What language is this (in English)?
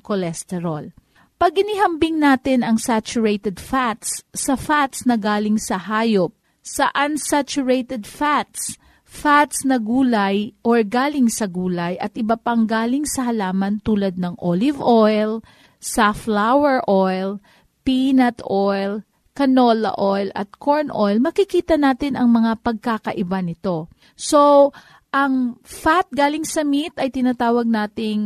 Filipino